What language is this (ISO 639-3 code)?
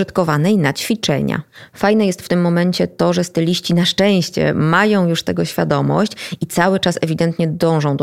pol